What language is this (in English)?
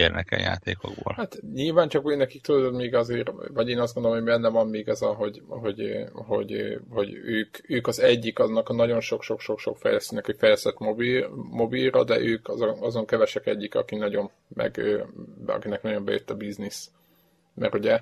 Hungarian